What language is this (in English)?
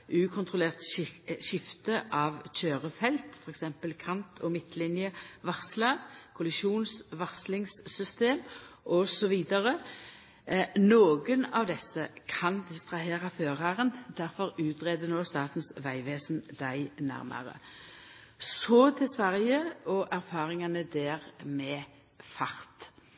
Norwegian Nynorsk